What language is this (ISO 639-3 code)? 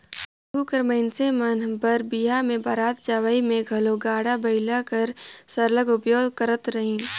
hne